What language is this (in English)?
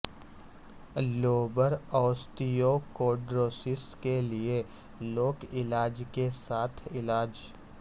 Urdu